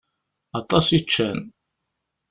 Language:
Kabyle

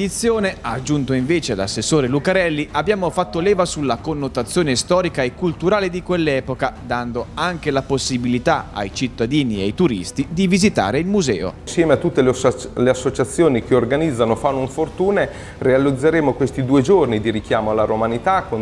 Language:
Italian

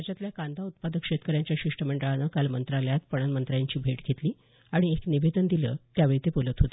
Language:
Marathi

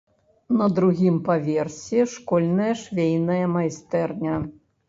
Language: Belarusian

